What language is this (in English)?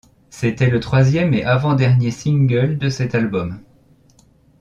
French